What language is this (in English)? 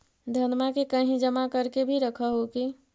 Magahi